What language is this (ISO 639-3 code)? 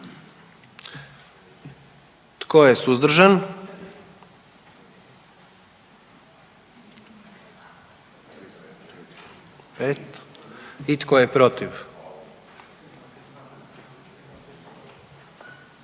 hrv